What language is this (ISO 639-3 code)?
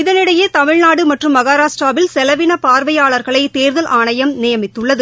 tam